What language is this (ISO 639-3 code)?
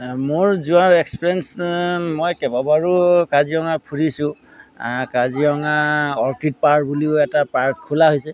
asm